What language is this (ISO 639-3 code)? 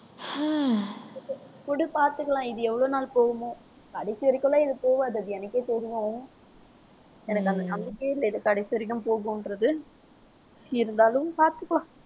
tam